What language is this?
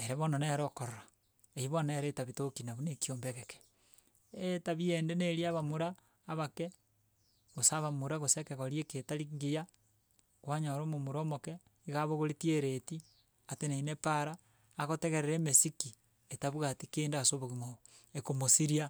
Gusii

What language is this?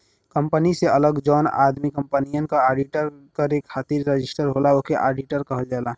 Bhojpuri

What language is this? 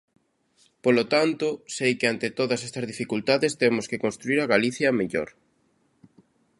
Galician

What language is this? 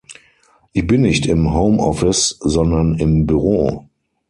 German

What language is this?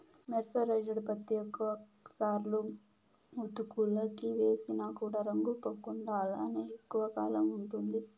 Telugu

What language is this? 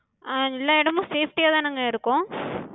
Tamil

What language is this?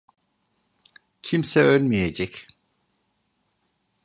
Turkish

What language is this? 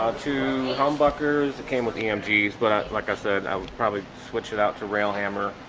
English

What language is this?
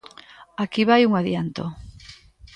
Galician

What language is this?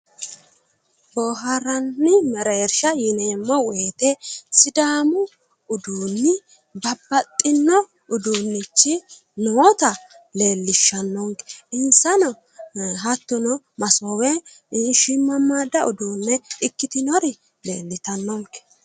Sidamo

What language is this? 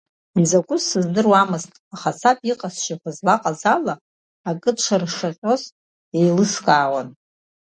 Abkhazian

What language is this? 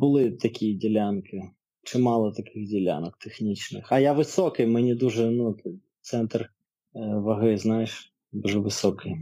Ukrainian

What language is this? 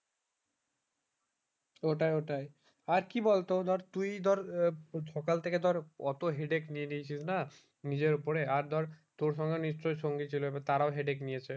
Bangla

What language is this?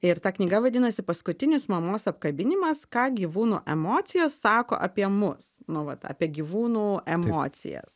Lithuanian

